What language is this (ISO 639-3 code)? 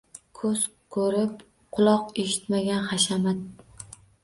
uzb